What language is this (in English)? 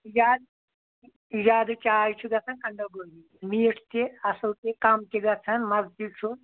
Kashmiri